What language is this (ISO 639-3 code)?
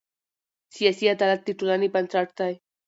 pus